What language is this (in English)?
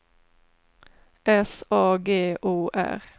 Swedish